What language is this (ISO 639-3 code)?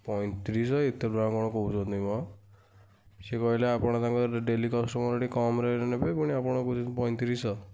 ori